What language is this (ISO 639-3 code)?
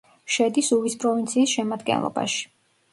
kat